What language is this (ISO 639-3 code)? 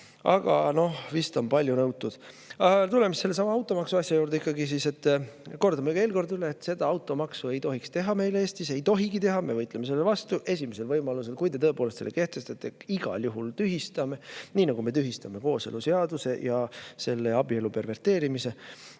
est